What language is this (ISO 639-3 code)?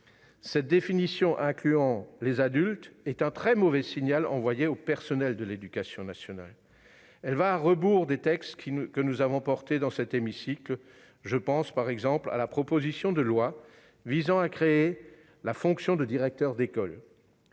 fra